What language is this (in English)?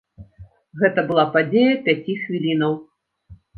Belarusian